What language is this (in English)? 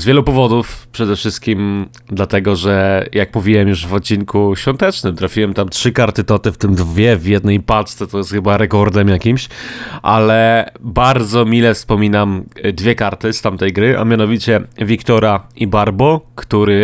Polish